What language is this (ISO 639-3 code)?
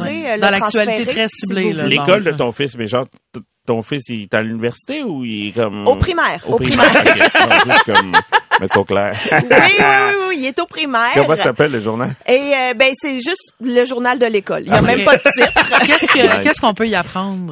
fra